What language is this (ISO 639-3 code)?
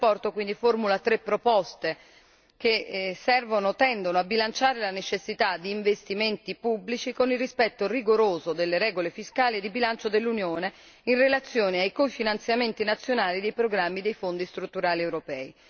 ita